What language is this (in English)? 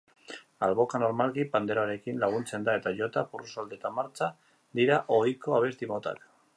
Basque